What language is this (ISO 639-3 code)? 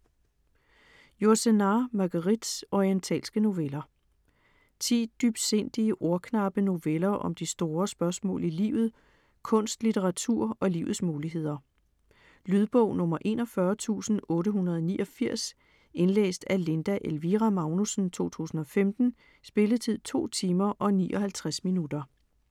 dan